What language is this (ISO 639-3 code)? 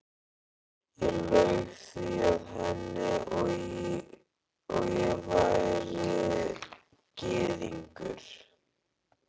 isl